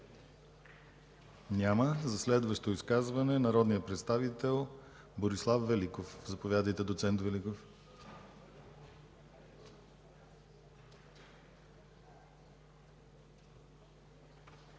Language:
Bulgarian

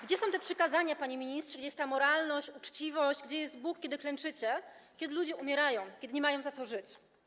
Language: Polish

